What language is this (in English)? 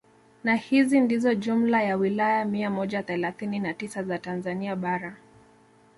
Swahili